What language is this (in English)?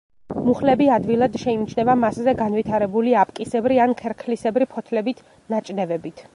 Georgian